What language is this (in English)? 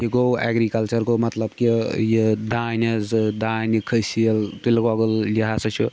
Kashmiri